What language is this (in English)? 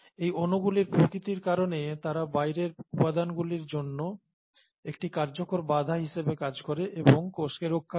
Bangla